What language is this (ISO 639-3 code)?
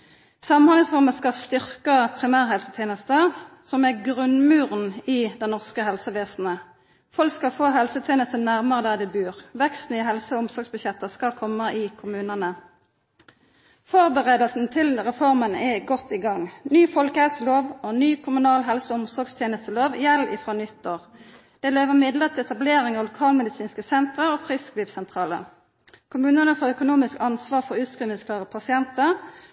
nno